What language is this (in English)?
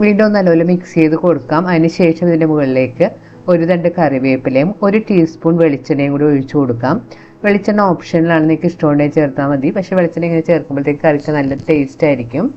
Malayalam